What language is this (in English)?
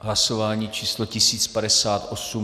Czech